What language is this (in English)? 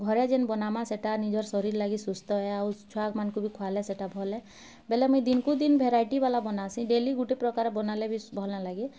Odia